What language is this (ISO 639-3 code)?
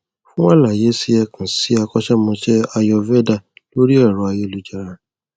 yor